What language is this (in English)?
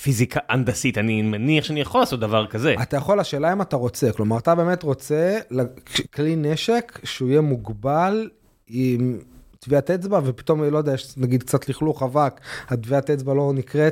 Hebrew